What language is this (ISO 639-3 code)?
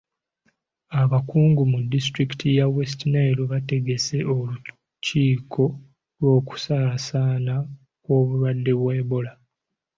lug